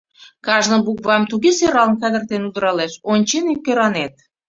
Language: Mari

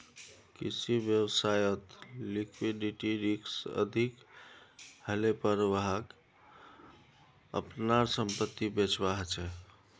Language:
Magahi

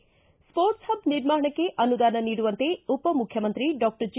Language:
Kannada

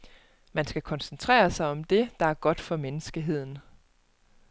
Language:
Danish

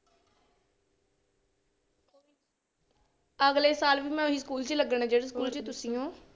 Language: Punjabi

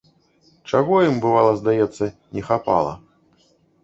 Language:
Belarusian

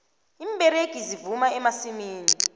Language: South Ndebele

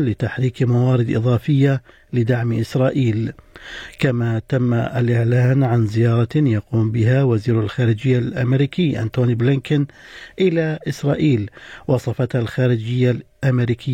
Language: Arabic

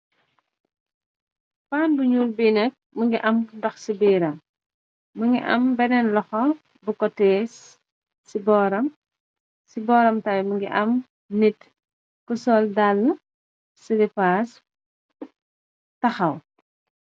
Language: Wolof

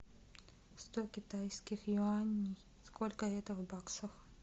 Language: Russian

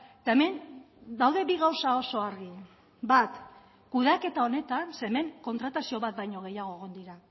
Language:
Basque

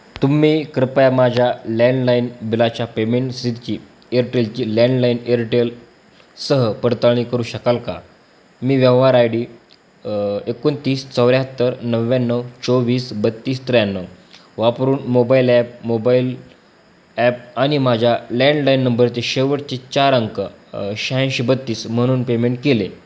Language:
Marathi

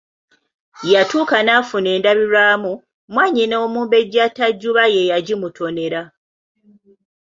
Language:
Ganda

